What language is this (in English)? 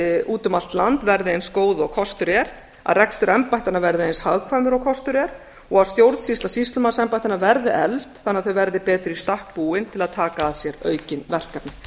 Icelandic